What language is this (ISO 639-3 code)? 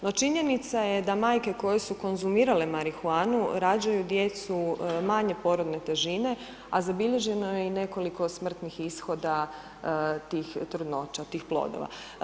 hrv